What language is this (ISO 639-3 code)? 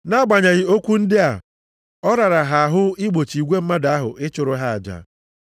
ibo